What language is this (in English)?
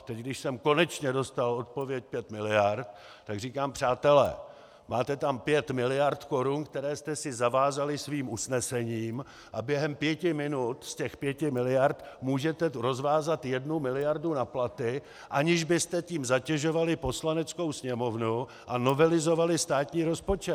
Czech